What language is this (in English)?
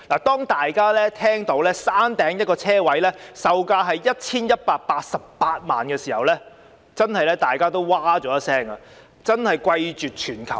Cantonese